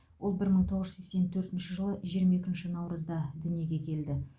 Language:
Kazakh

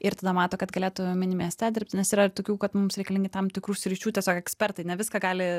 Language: Lithuanian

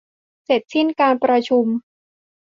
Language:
Thai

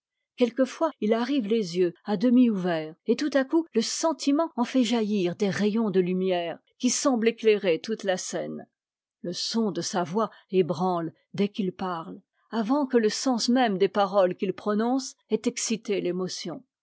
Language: French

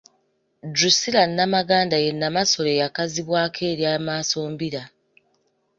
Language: Ganda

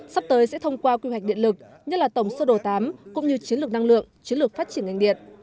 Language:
Vietnamese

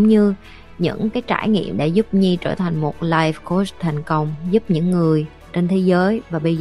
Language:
Vietnamese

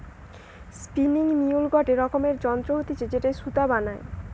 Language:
Bangla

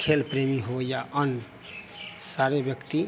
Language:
Hindi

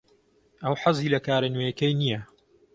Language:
Central Kurdish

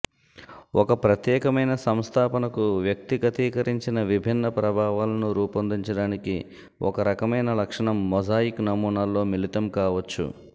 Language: Telugu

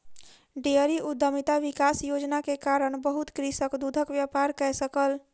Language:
Maithili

